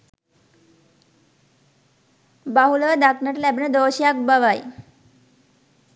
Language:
Sinhala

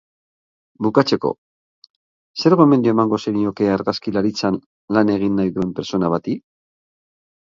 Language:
Basque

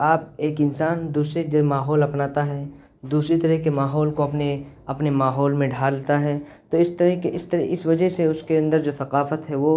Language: Urdu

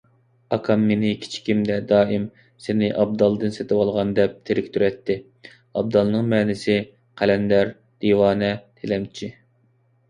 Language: Uyghur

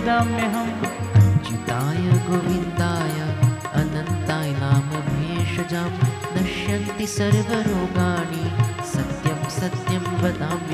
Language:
Hindi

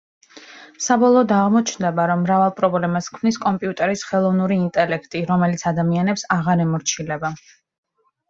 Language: Georgian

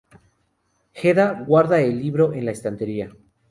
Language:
Spanish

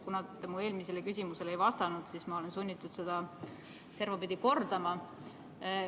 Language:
Estonian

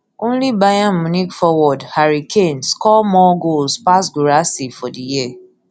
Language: Nigerian Pidgin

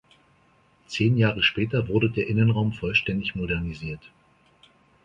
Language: German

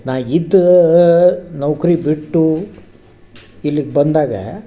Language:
Kannada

